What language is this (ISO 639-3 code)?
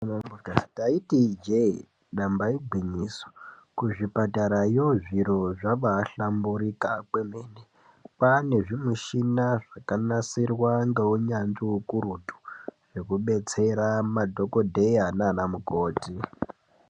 ndc